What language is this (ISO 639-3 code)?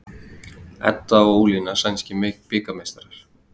isl